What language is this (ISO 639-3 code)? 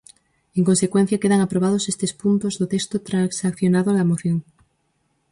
glg